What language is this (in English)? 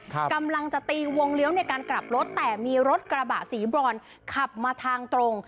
Thai